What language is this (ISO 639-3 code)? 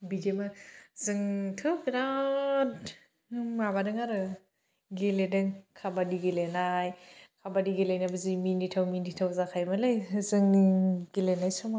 brx